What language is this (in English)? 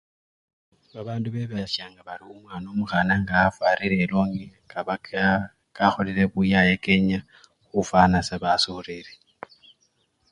Luyia